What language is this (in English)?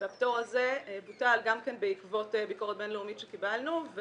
Hebrew